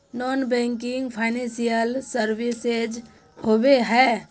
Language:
Magahi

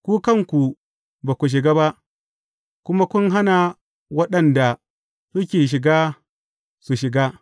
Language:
Hausa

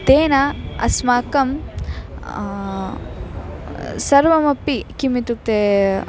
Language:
Sanskrit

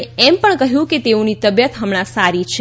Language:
Gujarati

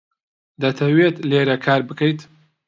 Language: Central Kurdish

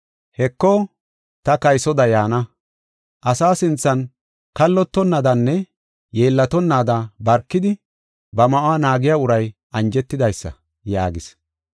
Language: Gofa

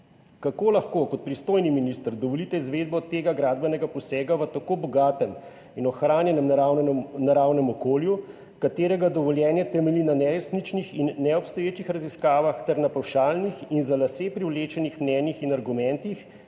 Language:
Slovenian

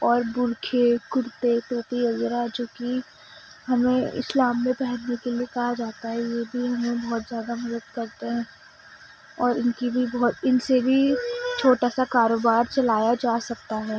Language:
Urdu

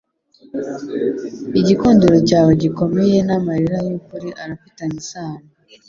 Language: Kinyarwanda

